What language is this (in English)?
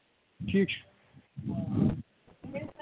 Kashmiri